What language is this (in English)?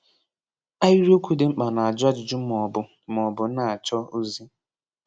Igbo